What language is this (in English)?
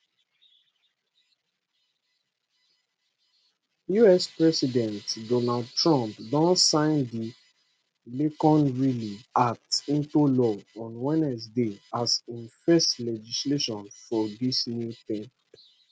Nigerian Pidgin